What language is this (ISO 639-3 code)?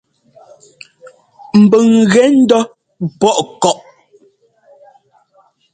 jgo